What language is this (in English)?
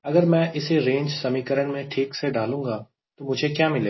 Hindi